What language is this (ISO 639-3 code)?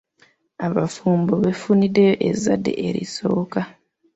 lug